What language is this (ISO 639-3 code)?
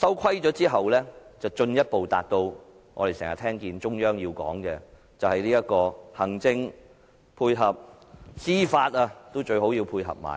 yue